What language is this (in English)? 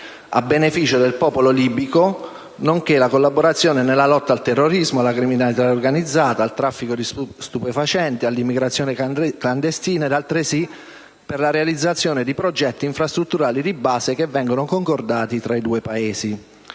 Italian